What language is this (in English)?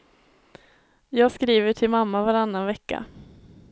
Swedish